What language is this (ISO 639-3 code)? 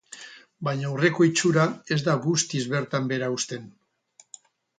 eus